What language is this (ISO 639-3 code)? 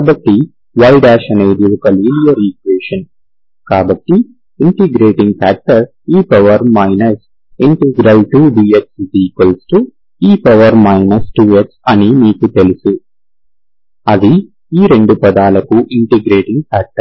tel